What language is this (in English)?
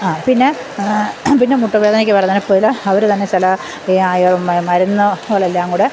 Malayalam